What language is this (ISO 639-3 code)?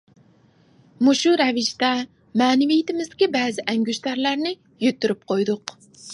uig